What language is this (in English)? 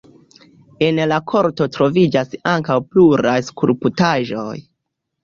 Esperanto